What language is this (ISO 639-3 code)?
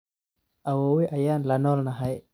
som